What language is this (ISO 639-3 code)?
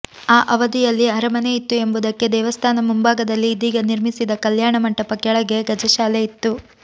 kan